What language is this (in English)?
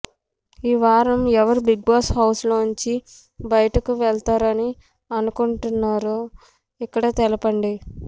Telugu